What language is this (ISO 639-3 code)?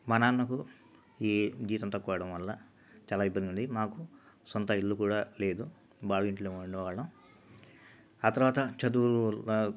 tel